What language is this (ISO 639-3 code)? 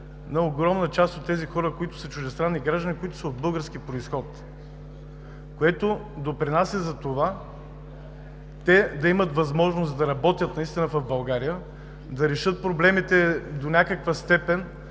bul